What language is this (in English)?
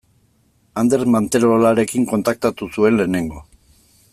Basque